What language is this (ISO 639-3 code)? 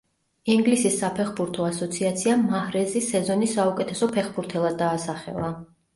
kat